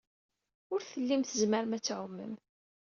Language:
Kabyle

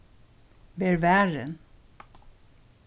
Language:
Faroese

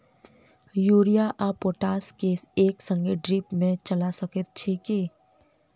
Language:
Maithili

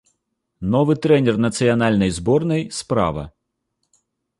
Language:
Belarusian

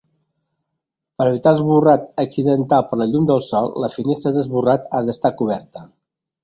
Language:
Catalan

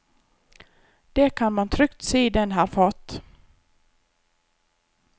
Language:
Norwegian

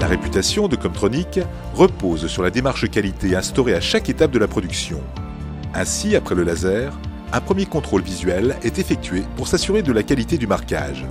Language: French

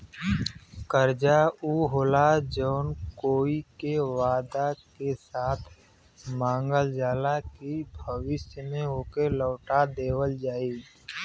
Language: Bhojpuri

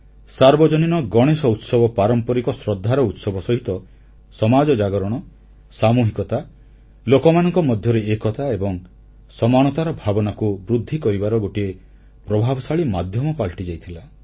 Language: Odia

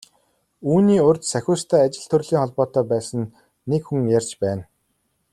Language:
Mongolian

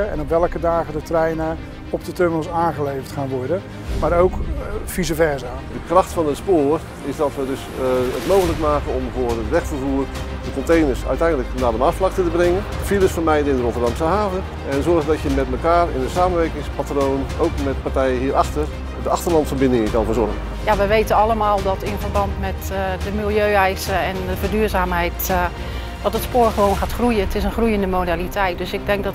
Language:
Dutch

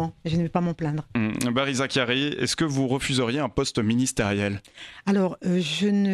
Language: French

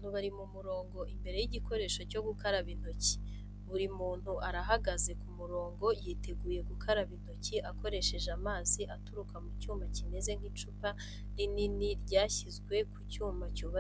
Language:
Kinyarwanda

